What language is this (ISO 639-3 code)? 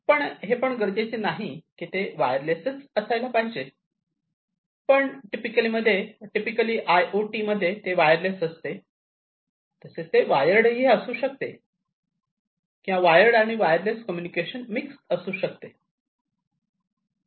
mar